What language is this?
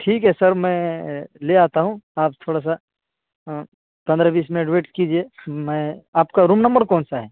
Urdu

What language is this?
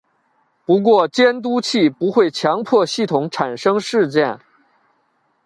Chinese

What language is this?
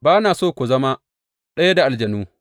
Hausa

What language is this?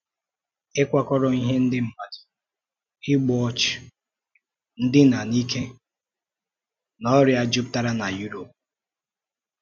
Igbo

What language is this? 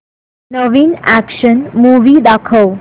Marathi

